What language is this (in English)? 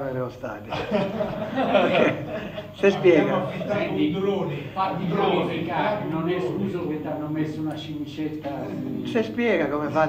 Italian